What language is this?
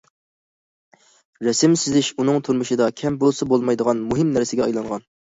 Uyghur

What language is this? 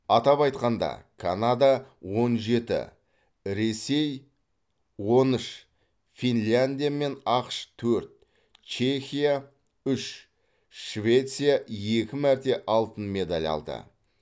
Kazakh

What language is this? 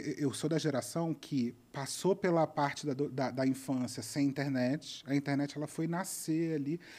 Portuguese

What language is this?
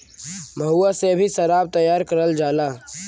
Bhojpuri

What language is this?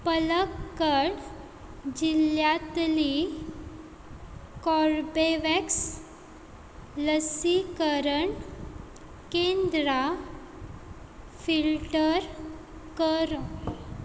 Konkani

